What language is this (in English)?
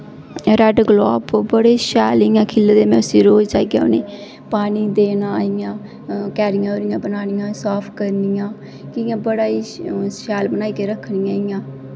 Dogri